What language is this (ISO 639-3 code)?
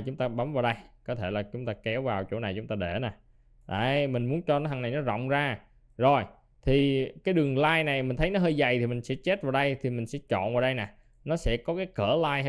vie